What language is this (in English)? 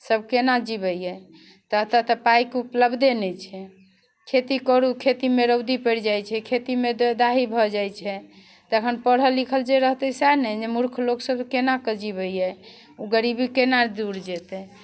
Maithili